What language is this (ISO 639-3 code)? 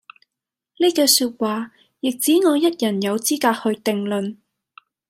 yue